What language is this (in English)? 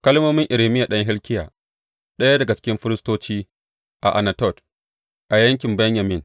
Hausa